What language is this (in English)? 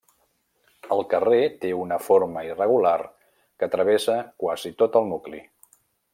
Catalan